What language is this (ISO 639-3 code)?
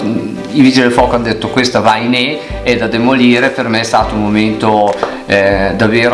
ita